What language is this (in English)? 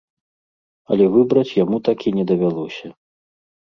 Belarusian